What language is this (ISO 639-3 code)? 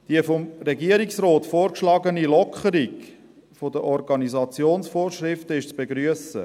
gsw